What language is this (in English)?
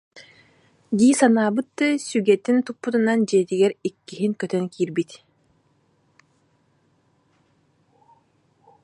Yakut